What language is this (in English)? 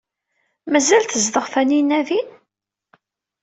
Kabyle